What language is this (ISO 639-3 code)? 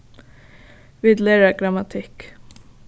fao